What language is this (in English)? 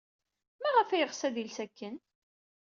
Kabyle